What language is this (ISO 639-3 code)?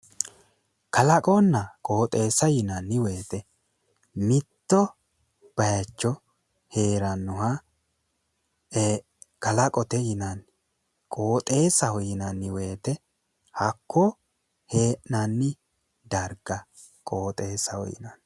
sid